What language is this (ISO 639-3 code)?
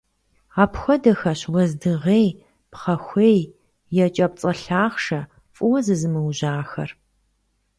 kbd